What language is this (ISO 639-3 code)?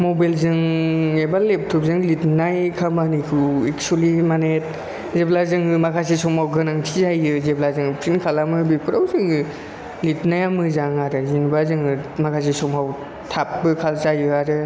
brx